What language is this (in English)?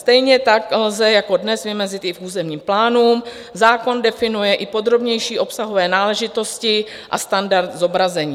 Czech